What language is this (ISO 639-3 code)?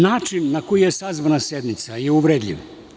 srp